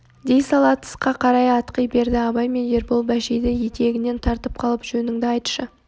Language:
Kazakh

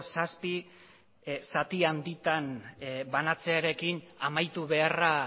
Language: Basque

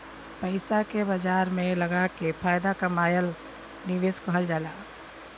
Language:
Bhojpuri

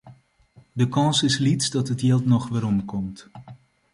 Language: Western Frisian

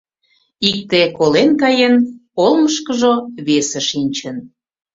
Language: Mari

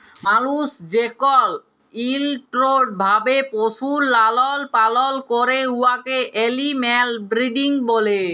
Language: Bangla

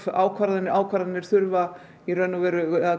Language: Icelandic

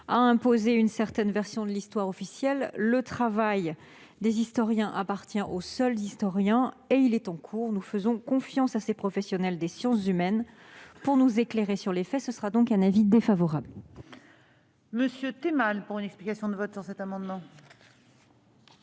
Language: French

